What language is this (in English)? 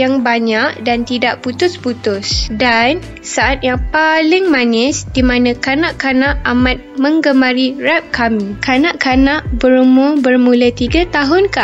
Malay